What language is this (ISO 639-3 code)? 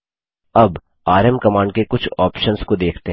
hin